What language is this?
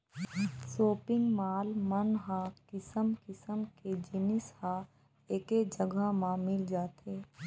Chhattisgarhi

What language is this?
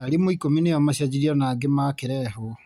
Kikuyu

